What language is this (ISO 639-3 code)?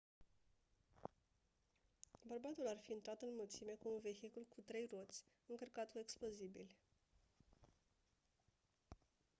ron